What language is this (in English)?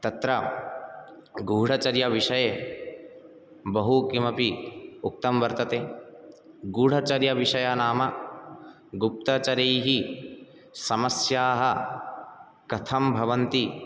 Sanskrit